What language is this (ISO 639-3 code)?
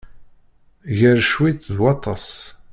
kab